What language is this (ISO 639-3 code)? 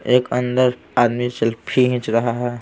hin